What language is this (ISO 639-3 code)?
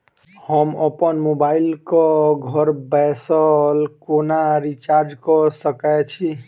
mai